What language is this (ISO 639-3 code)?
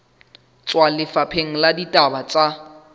sot